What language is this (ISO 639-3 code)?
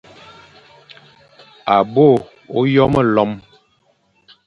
fan